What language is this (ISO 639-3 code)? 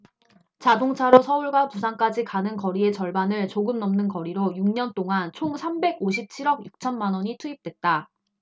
kor